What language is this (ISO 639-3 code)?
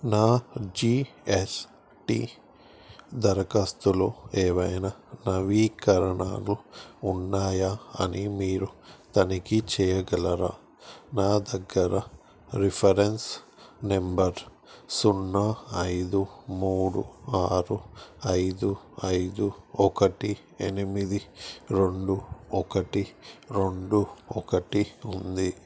tel